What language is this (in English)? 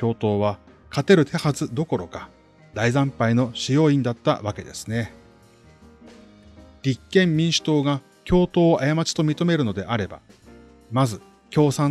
Japanese